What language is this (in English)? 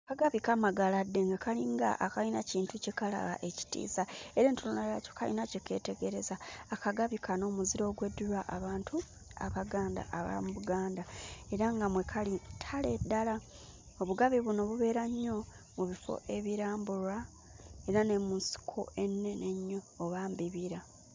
Ganda